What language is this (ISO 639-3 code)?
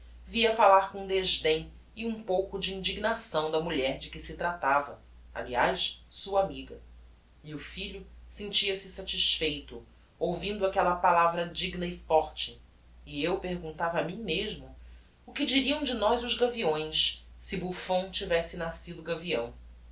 por